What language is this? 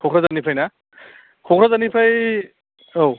Bodo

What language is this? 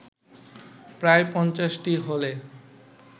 Bangla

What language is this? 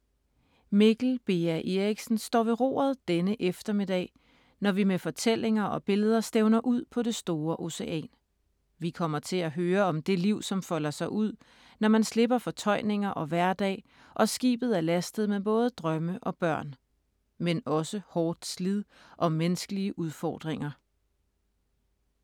Danish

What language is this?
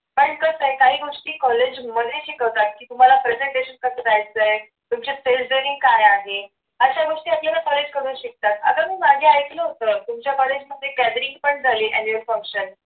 Marathi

